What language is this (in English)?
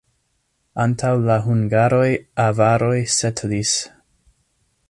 Esperanto